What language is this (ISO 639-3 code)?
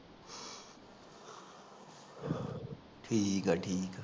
pan